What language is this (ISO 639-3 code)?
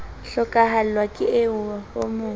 sot